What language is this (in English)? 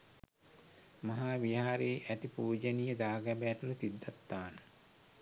Sinhala